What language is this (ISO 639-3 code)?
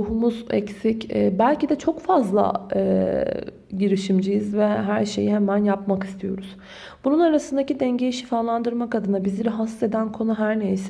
tur